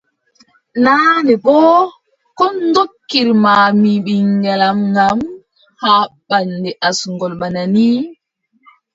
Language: Adamawa Fulfulde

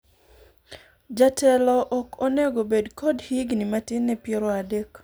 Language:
Luo (Kenya and Tanzania)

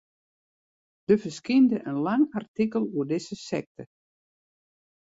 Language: Western Frisian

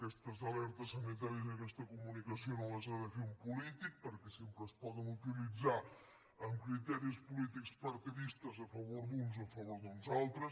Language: Catalan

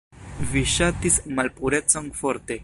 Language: Esperanto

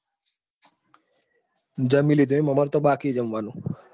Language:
Gujarati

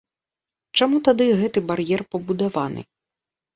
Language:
Belarusian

